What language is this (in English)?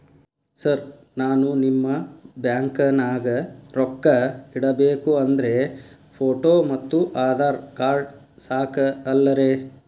Kannada